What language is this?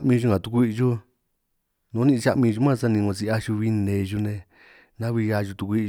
San Martín Itunyoso Triqui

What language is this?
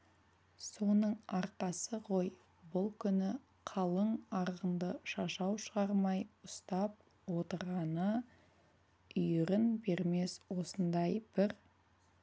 Kazakh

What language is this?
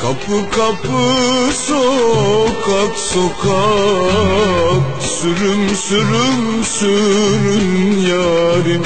Arabic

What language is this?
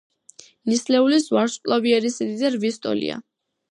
Georgian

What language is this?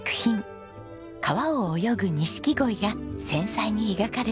Japanese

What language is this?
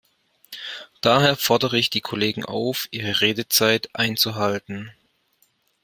German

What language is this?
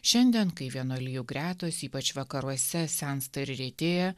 Lithuanian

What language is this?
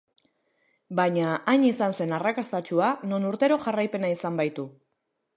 Basque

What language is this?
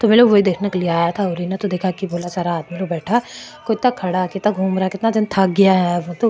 Marwari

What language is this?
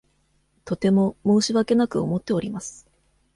Japanese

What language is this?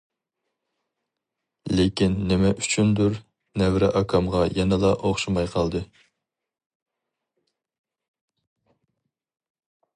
Uyghur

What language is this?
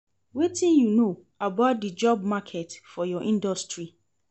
Nigerian Pidgin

